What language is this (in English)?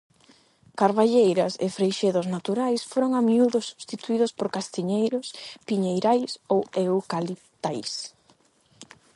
Galician